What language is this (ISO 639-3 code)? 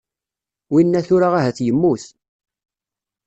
kab